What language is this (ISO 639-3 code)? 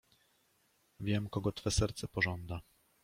pol